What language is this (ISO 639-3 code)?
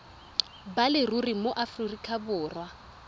tsn